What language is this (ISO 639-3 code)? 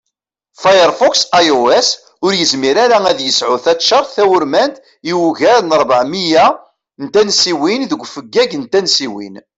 kab